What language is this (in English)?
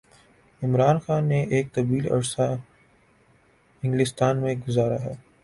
Urdu